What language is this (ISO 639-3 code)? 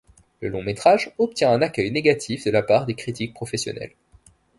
fra